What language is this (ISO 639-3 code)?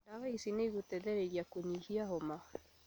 kik